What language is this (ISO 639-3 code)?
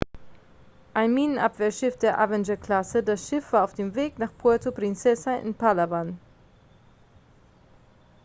deu